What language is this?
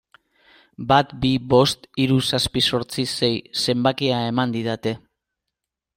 Basque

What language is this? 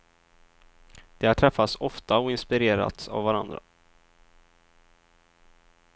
Swedish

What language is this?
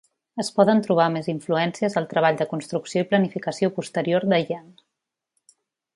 Catalan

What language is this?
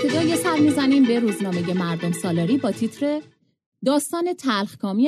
Persian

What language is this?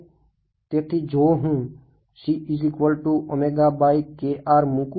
Gujarati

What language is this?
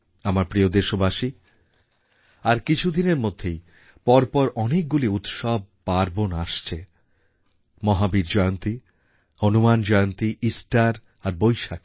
Bangla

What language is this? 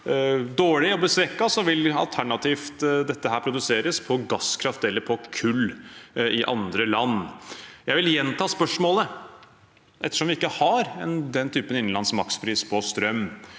Norwegian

